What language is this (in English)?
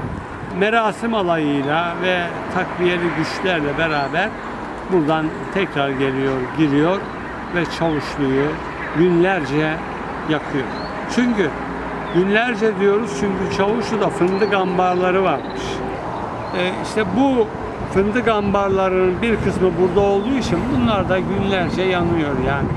Turkish